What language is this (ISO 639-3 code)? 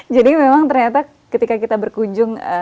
ind